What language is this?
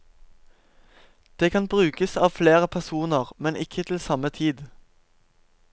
Norwegian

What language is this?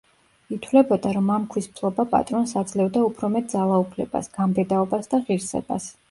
Georgian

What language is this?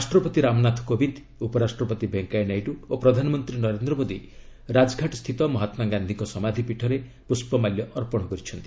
Odia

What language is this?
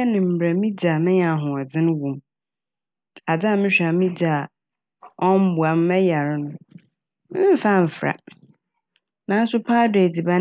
Akan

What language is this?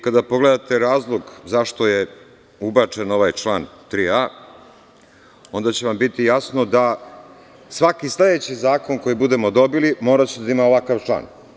Serbian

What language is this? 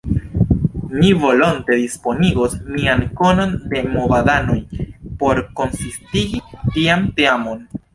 Esperanto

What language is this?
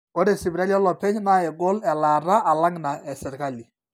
Masai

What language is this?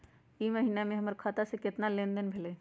Magahi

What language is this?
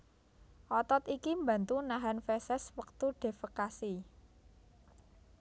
Javanese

